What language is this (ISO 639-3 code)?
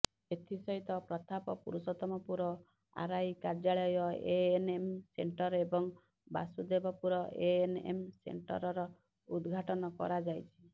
ori